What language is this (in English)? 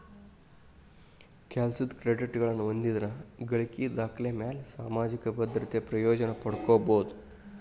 Kannada